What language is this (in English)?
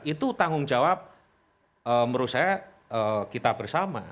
Indonesian